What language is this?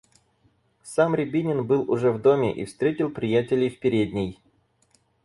Russian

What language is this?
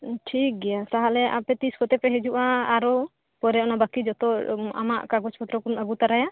Santali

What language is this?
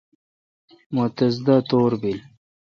Kalkoti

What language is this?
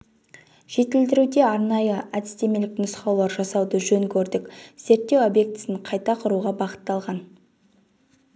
Kazakh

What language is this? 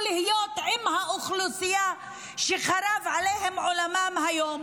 Hebrew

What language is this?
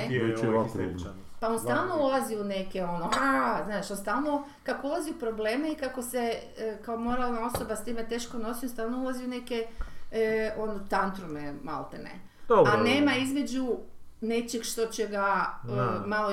Croatian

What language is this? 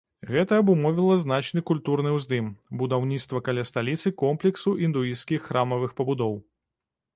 Belarusian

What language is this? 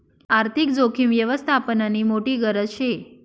Marathi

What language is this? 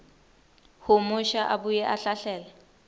Swati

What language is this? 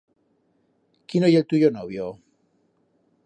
Aragonese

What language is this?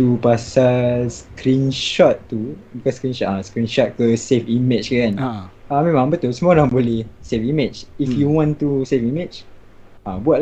Malay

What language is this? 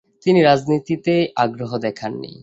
Bangla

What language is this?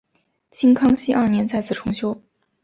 Chinese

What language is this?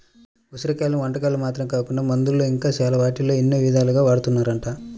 Telugu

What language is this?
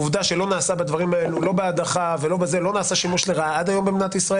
Hebrew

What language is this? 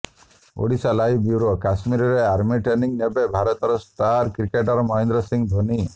Odia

